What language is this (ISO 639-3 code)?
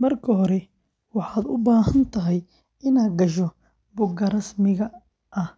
som